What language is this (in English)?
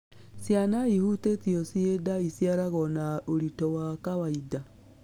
Kikuyu